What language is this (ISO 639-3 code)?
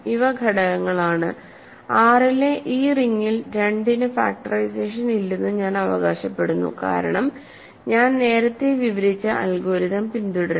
mal